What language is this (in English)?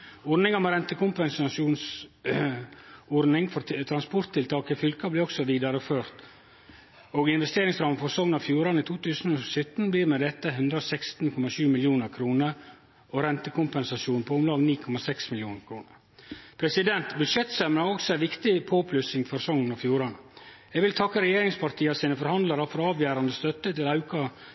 Norwegian Nynorsk